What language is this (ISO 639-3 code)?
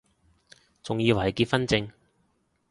yue